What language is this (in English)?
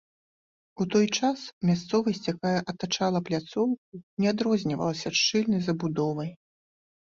Belarusian